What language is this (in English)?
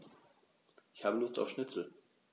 German